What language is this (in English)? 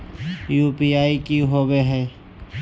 Magahi